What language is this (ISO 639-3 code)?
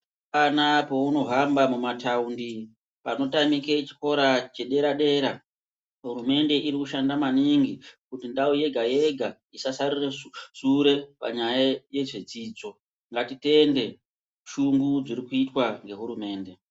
ndc